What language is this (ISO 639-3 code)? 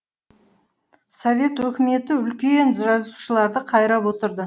kaz